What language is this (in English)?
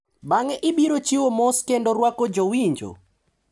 Luo (Kenya and Tanzania)